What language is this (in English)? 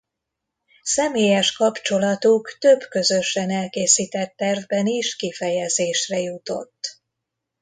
Hungarian